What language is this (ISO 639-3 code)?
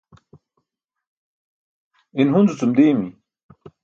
bsk